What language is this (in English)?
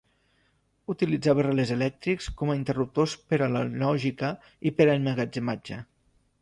Catalan